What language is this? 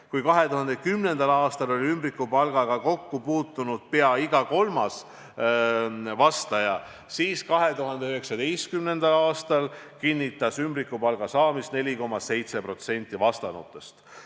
Estonian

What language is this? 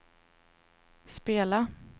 Swedish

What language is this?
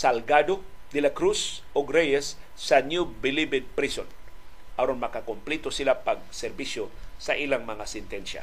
Filipino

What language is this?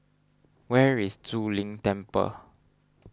English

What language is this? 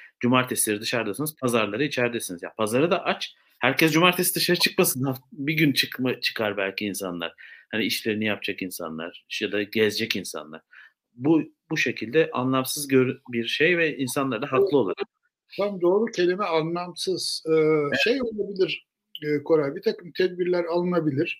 Turkish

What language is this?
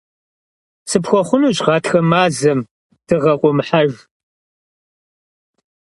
Kabardian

